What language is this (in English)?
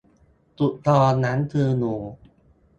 Thai